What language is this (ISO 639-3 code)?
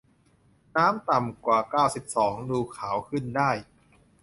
tha